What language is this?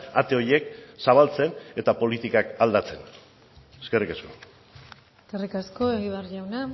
Basque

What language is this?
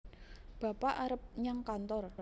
Javanese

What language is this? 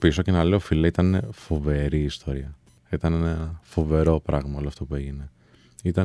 Greek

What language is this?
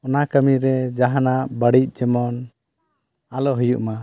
Santali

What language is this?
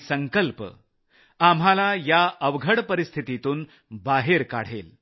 Marathi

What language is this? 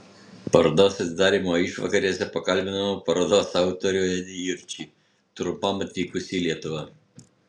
Lithuanian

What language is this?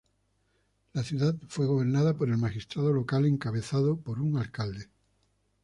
Spanish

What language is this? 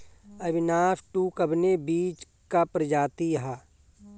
Bhojpuri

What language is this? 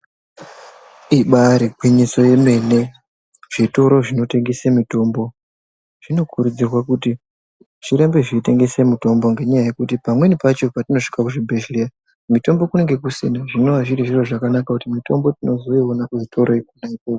Ndau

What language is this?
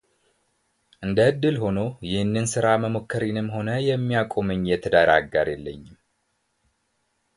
Amharic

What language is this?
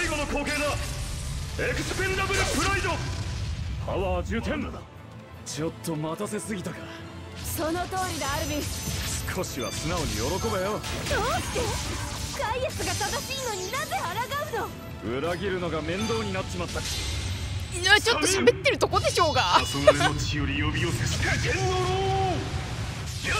Japanese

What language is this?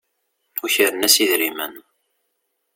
Kabyle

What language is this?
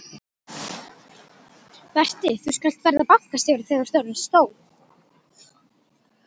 Icelandic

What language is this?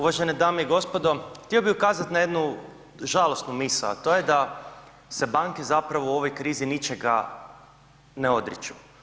Croatian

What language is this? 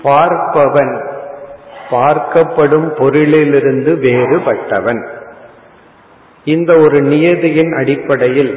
Tamil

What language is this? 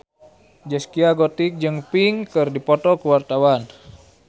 Sundanese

